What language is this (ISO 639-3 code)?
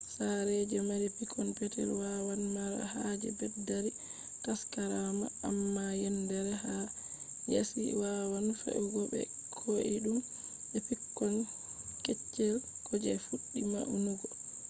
ful